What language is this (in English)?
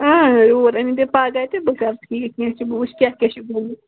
Kashmiri